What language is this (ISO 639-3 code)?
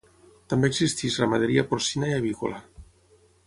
cat